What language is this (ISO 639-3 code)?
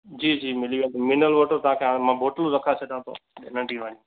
snd